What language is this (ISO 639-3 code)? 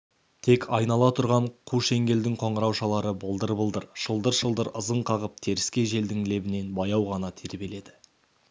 kaz